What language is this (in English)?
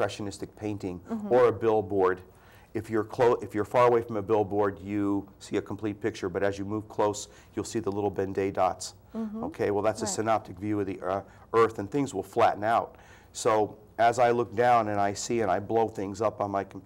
English